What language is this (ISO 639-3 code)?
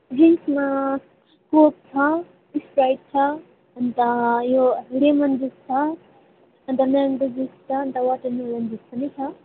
nep